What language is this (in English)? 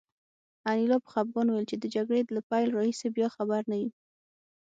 Pashto